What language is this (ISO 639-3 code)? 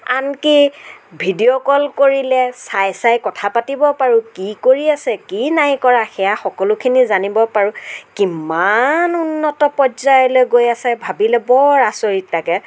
asm